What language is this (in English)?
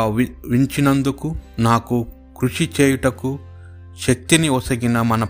Telugu